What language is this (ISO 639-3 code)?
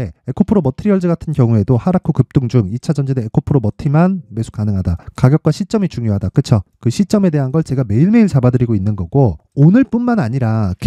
kor